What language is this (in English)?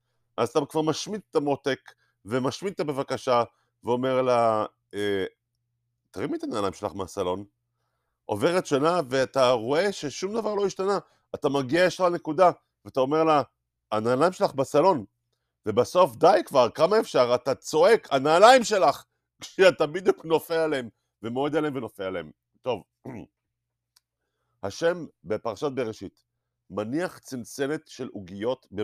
Hebrew